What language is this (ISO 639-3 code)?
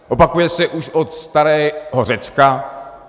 ces